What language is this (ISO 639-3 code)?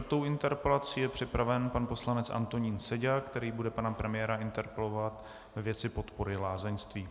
ces